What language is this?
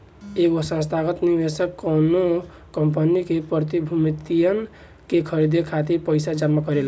Bhojpuri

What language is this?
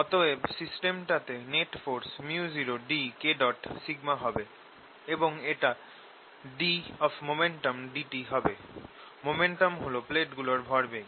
Bangla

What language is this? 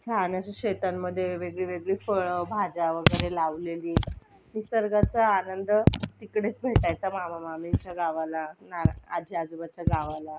Marathi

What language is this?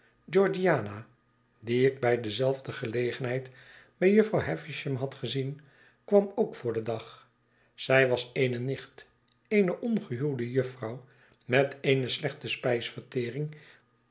Dutch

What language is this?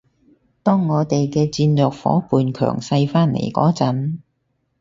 Cantonese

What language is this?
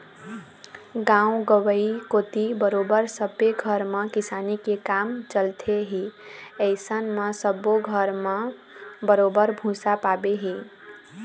Chhattisgarhi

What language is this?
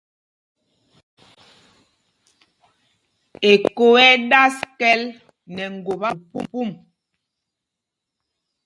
Mpumpong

